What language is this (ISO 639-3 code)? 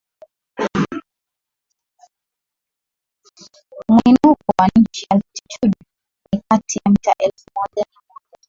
swa